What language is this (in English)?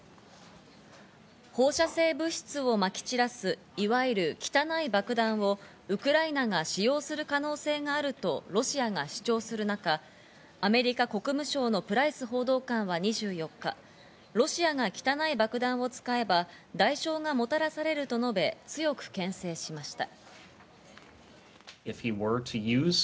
Japanese